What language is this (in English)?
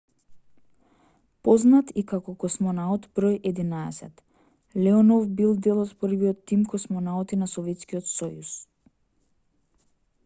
Macedonian